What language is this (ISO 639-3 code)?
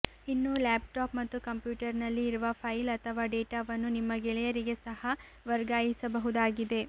kan